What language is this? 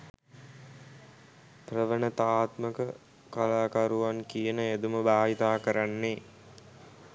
Sinhala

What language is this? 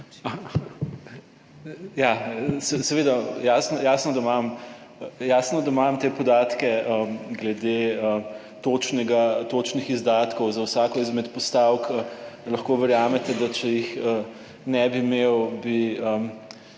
Slovenian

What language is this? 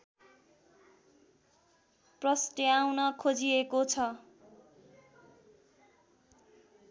Nepali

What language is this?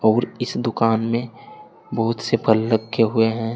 Hindi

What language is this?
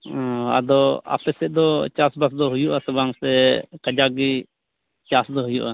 Santali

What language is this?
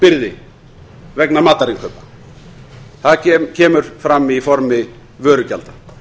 Icelandic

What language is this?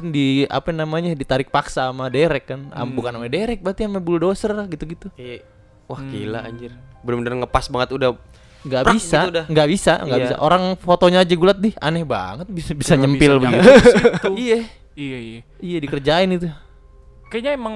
Indonesian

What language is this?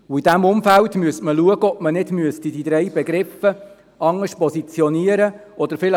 Swiss German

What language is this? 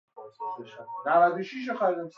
Persian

